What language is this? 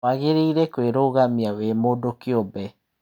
Kikuyu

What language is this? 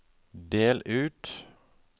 Norwegian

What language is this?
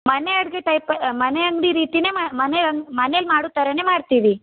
Kannada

